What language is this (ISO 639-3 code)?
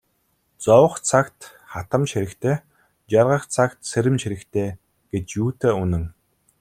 mon